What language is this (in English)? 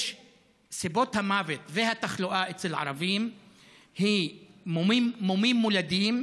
Hebrew